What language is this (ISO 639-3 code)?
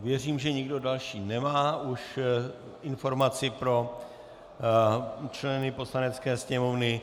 ces